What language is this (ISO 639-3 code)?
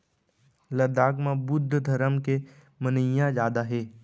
hne